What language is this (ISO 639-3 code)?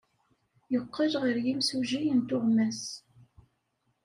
kab